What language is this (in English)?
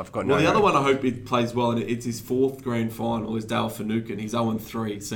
English